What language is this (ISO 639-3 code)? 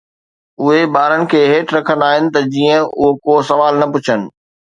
snd